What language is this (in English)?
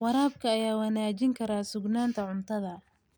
Somali